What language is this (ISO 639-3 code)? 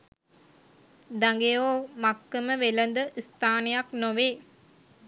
sin